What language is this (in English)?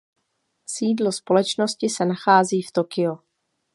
Czech